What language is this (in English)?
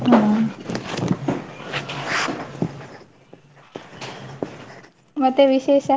Kannada